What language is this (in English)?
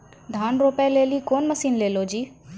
Maithili